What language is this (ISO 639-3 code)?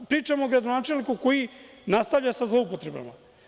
srp